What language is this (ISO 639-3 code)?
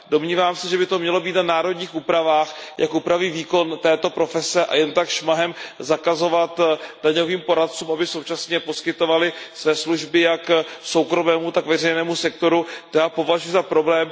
ces